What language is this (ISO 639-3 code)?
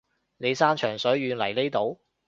yue